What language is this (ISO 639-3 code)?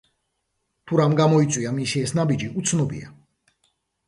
kat